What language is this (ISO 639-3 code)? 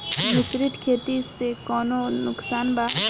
bho